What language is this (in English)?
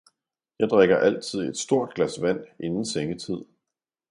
Danish